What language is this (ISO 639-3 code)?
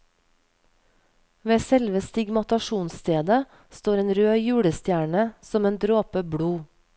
nor